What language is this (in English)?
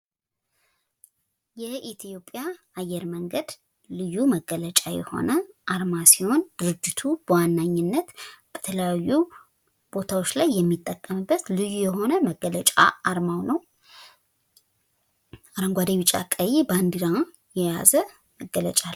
Amharic